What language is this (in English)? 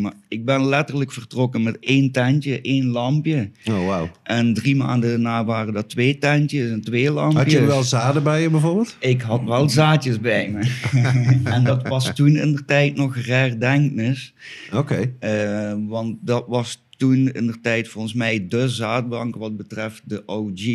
Dutch